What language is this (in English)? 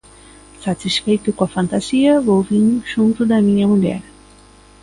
Galician